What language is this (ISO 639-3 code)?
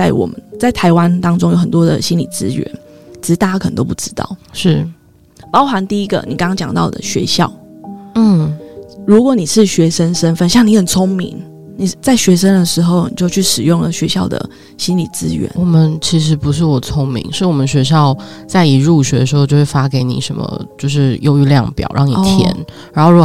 zho